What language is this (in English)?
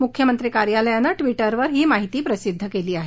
Marathi